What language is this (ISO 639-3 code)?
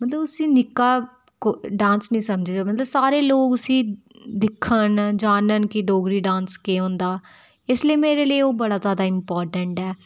doi